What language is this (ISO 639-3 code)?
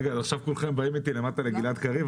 heb